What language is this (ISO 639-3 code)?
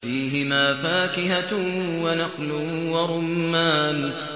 ara